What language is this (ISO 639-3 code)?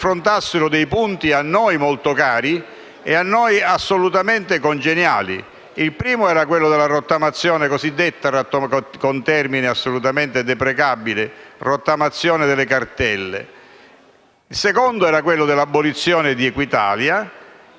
ita